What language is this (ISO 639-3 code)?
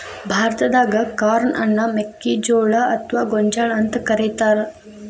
kan